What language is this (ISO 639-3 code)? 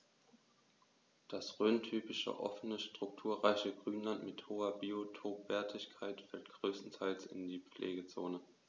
deu